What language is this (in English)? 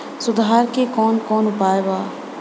Bhojpuri